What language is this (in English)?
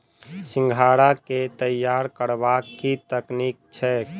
Maithili